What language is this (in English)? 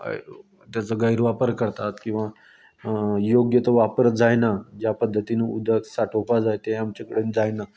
Konkani